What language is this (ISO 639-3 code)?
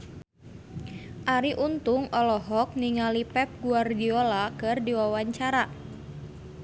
sun